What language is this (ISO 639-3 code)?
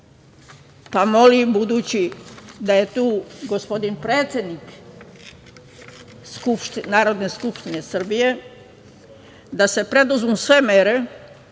srp